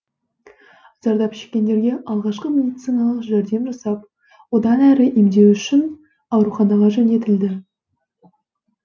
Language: Kazakh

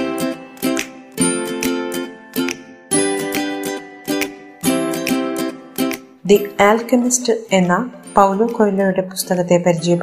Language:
Malayalam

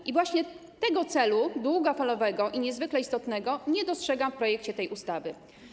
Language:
Polish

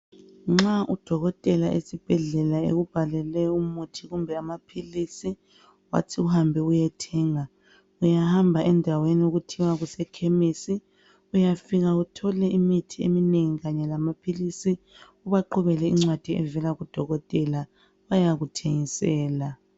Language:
North Ndebele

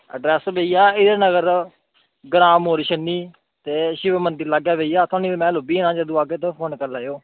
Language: Dogri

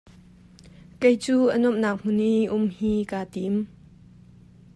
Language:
Hakha Chin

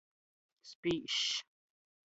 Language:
Latgalian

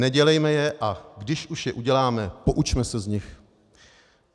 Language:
Czech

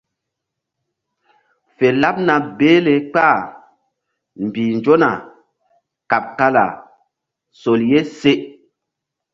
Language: Mbum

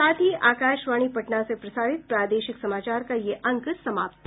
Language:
Hindi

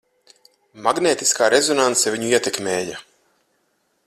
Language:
Latvian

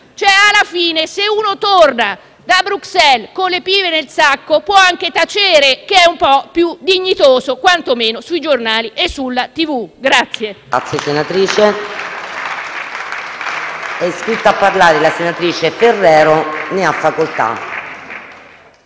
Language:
Italian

